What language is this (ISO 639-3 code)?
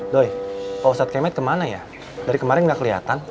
ind